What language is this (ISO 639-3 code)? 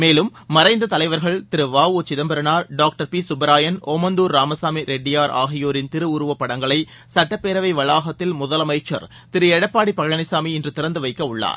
tam